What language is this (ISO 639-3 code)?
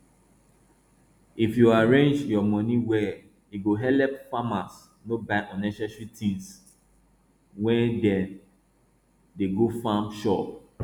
pcm